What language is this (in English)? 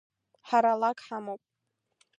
Abkhazian